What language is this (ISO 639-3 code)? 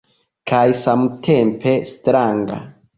epo